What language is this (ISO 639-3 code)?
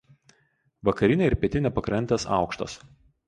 lit